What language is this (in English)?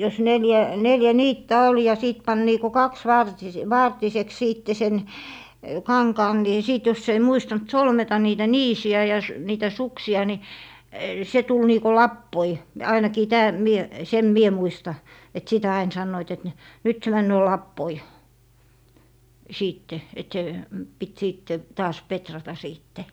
Finnish